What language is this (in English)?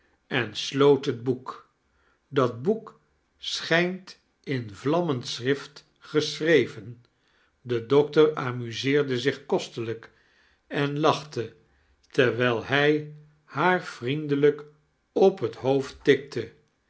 Dutch